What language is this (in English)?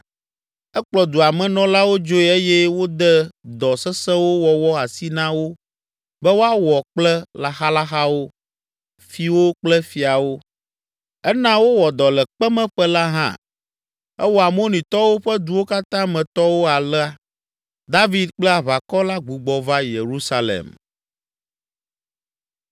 Ewe